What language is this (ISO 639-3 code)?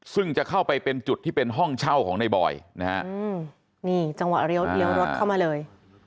tha